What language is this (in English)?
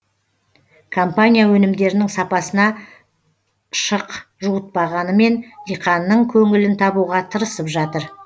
Kazakh